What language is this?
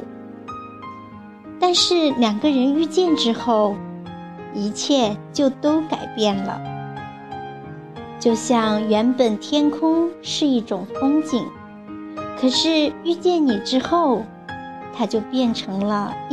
Chinese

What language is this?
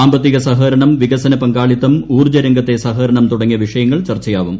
Malayalam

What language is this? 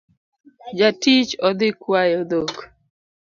Luo (Kenya and Tanzania)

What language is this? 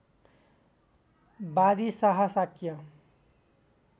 Nepali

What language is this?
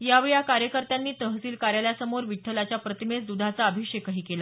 Marathi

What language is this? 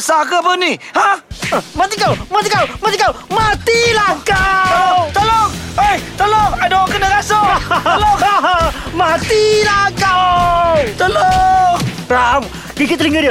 Malay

